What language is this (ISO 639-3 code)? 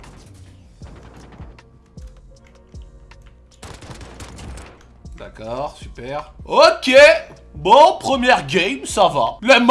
fra